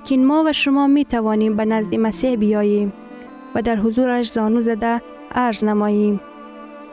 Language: Persian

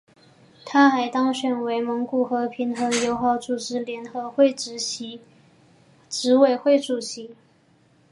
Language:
Chinese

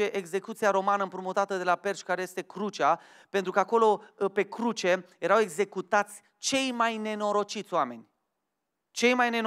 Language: Romanian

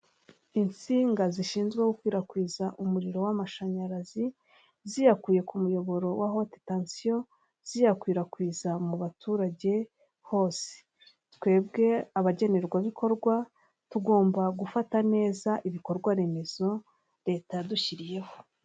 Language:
Kinyarwanda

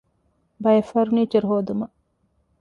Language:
Divehi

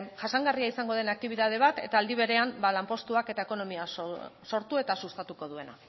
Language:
Basque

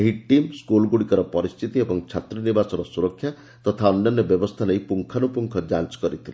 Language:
Odia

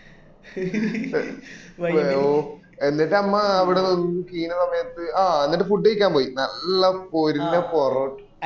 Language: Malayalam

